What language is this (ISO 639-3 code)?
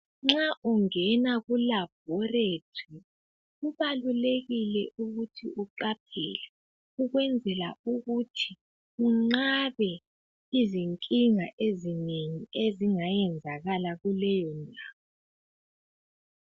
nde